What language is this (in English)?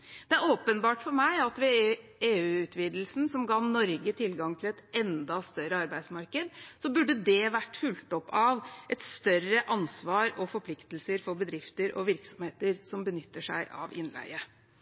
Norwegian Bokmål